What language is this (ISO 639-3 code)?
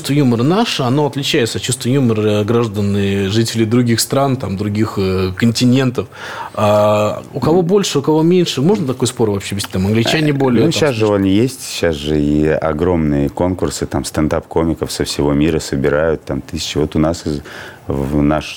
rus